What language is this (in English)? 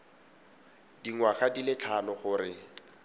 Tswana